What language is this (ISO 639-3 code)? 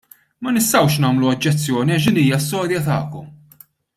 mlt